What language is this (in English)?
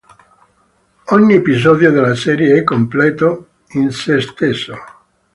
Italian